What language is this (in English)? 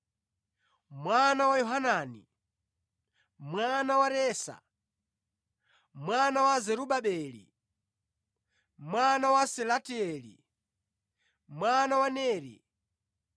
Nyanja